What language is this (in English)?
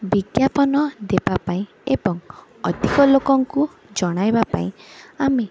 Odia